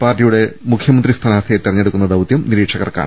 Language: Malayalam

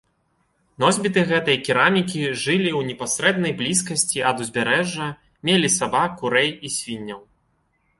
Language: Belarusian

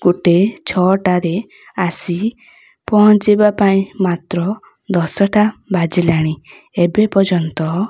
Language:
Odia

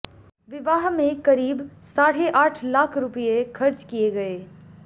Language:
Hindi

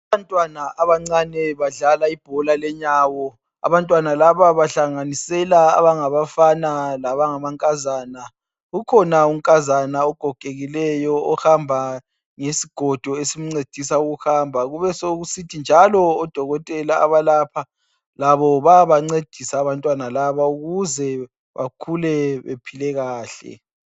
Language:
North Ndebele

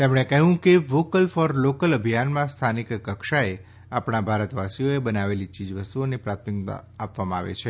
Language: Gujarati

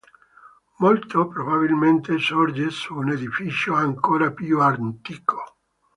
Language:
Italian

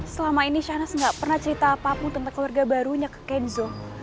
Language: Indonesian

